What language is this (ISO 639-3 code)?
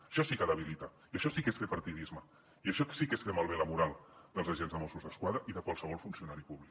cat